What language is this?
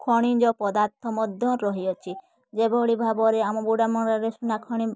Odia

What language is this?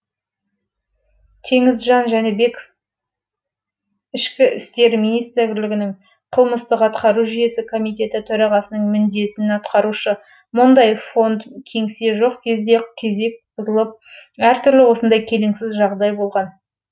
Kazakh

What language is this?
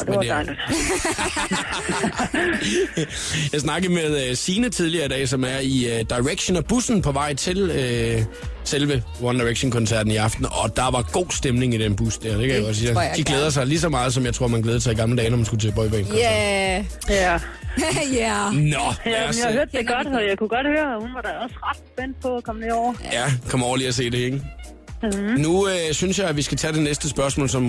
Danish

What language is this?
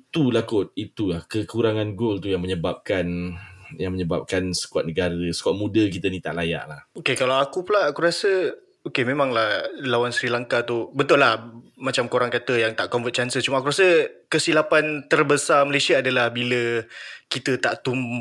Malay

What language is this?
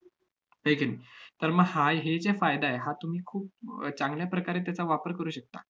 Marathi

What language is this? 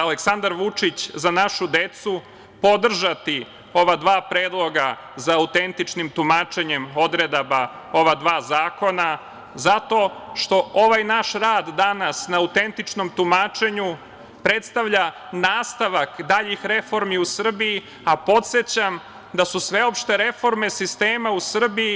Serbian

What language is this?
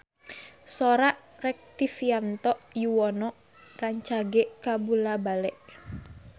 Sundanese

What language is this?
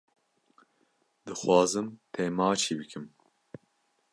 Kurdish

